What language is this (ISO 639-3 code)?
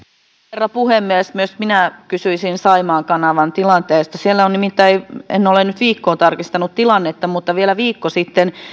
fin